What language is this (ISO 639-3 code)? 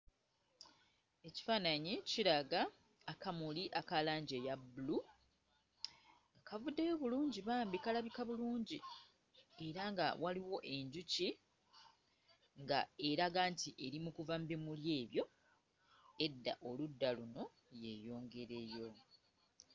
lug